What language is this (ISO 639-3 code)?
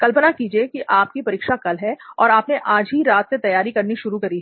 hin